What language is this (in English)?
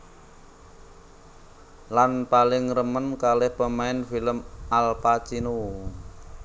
Javanese